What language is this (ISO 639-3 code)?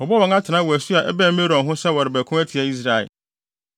aka